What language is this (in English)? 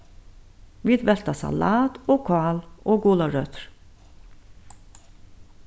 Faroese